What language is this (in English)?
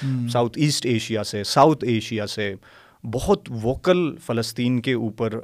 Urdu